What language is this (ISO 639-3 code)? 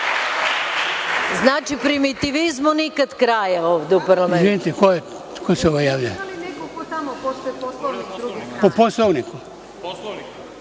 srp